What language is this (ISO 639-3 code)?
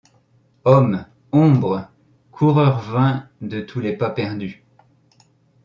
fra